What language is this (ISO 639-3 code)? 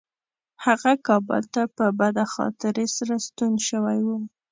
pus